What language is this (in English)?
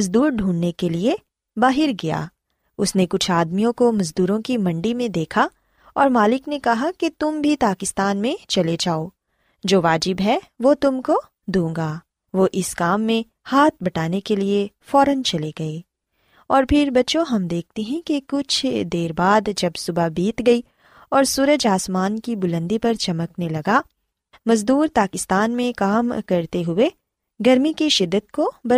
Urdu